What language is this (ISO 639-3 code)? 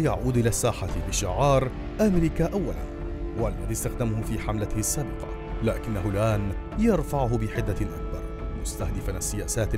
ara